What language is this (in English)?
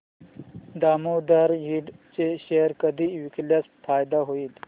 Marathi